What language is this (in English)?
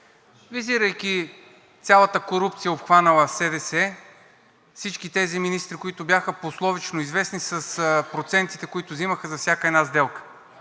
Bulgarian